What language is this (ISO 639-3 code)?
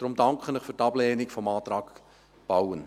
gsw